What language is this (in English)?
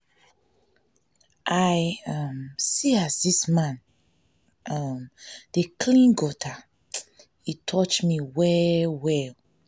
Nigerian Pidgin